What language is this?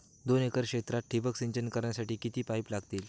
Marathi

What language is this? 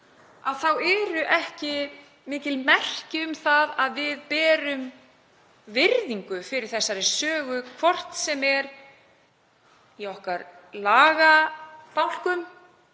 Icelandic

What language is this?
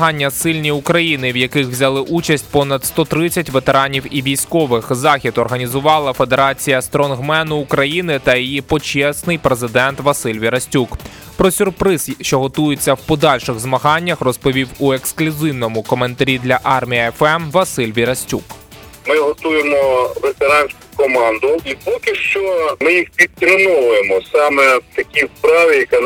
Ukrainian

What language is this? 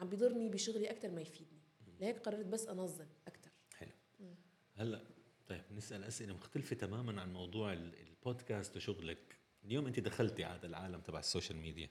Arabic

